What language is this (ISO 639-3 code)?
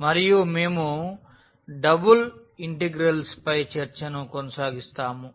tel